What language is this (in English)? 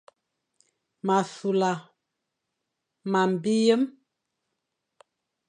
Fang